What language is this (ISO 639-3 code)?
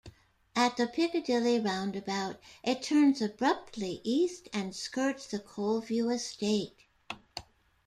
eng